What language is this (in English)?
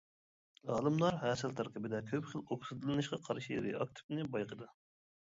Uyghur